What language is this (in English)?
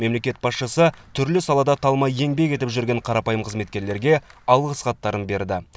Kazakh